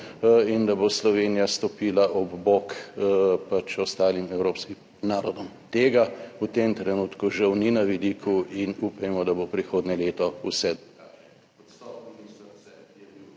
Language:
Slovenian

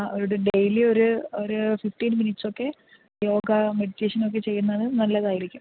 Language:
Malayalam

